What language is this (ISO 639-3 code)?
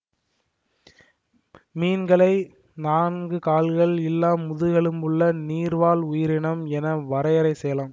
tam